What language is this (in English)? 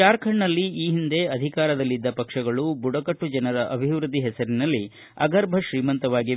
Kannada